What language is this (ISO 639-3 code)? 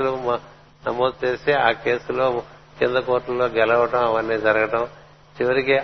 tel